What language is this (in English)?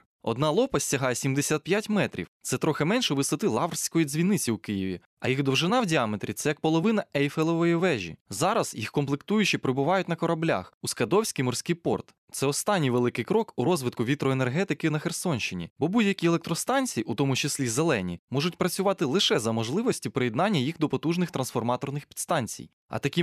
Ukrainian